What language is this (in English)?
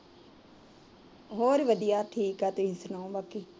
Punjabi